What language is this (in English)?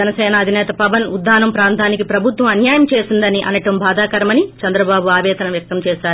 Telugu